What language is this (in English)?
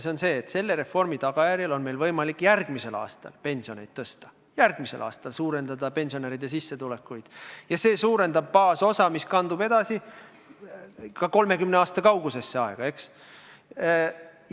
Estonian